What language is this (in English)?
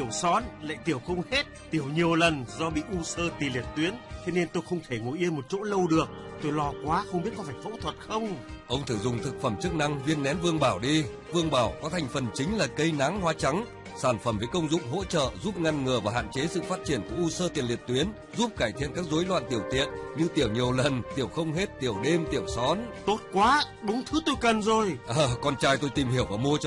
Vietnamese